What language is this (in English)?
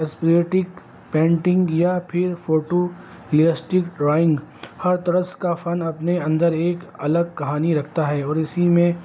Urdu